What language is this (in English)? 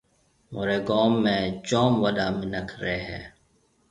Marwari (Pakistan)